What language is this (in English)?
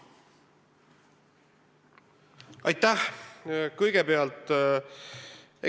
Estonian